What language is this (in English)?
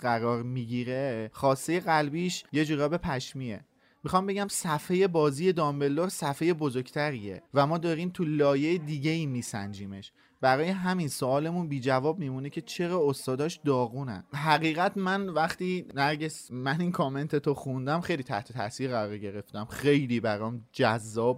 Persian